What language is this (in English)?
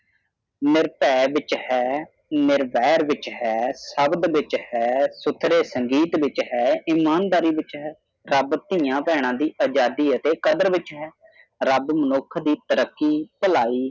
Punjabi